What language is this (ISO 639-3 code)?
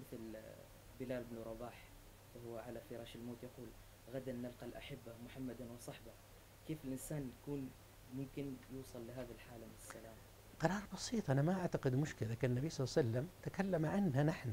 ara